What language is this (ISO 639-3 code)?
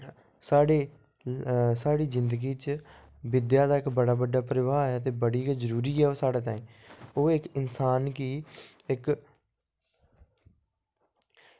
doi